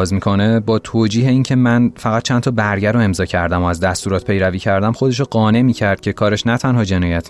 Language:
Persian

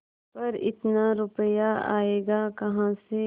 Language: Hindi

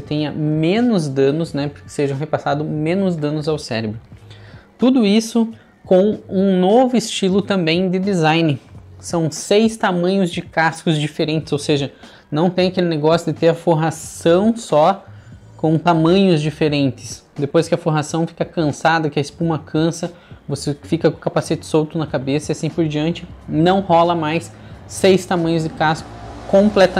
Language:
Portuguese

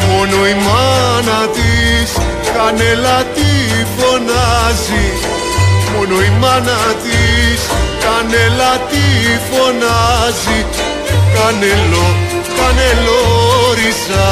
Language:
Greek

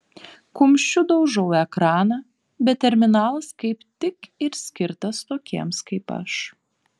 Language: Lithuanian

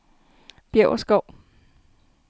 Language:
Danish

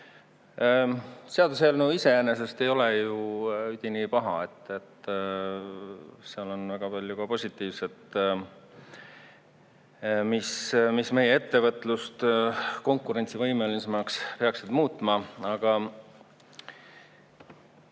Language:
Estonian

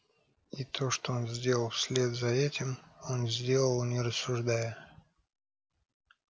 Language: Russian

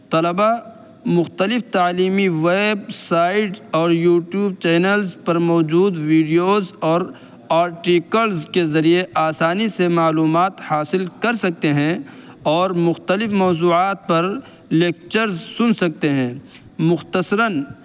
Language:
Urdu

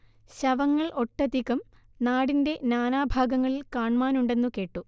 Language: Malayalam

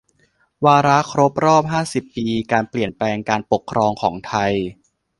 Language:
Thai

